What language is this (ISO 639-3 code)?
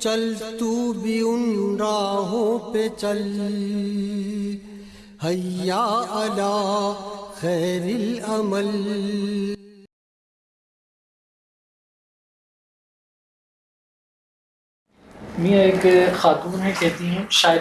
urd